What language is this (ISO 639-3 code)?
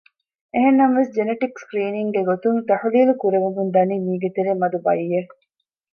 div